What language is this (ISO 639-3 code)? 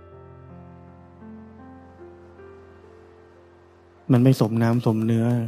tha